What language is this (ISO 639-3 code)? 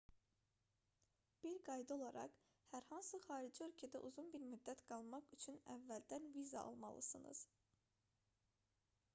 aze